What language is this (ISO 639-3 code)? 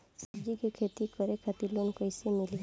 bho